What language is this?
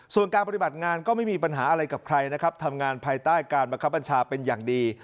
Thai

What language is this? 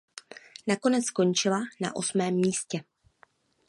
Czech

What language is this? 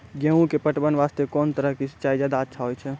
Maithili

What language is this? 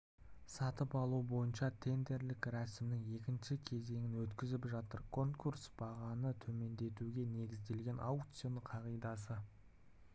Kazakh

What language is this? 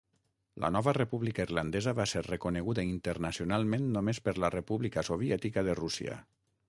Catalan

